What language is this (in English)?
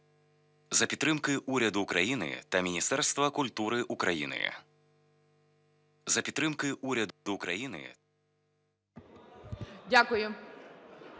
Ukrainian